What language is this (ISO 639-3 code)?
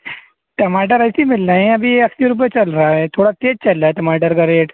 urd